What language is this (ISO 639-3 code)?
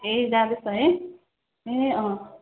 nep